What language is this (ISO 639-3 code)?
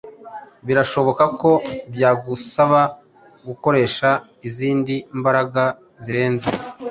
kin